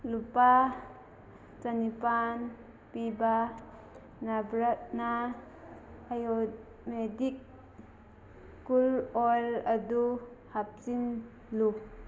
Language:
Manipuri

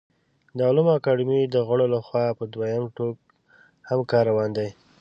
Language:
Pashto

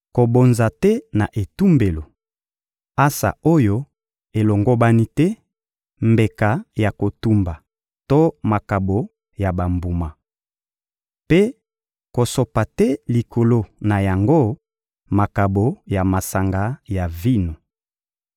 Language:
Lingala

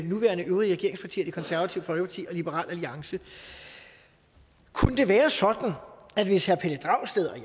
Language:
Danish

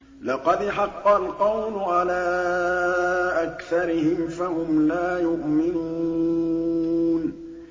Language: Arabic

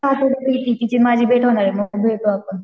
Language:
Marathi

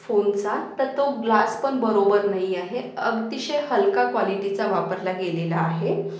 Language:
Marathi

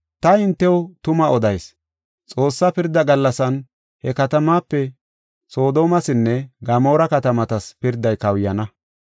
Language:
Gofa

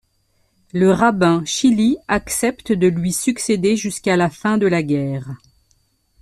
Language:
French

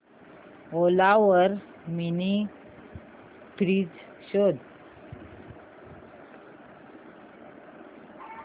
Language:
Marathi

